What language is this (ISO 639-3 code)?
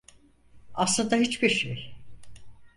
tur